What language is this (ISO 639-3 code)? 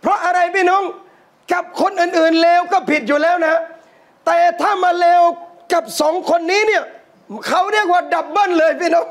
tha